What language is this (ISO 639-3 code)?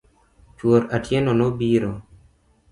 luo